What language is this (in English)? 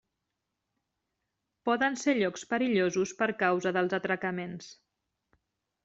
Catalan